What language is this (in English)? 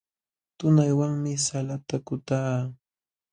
Jauja Wanca Quechua